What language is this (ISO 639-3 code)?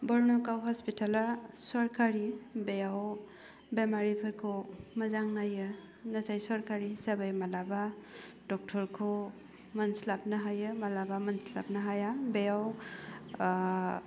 brx